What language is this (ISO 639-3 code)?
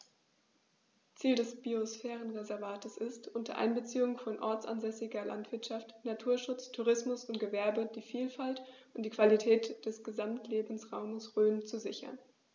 deu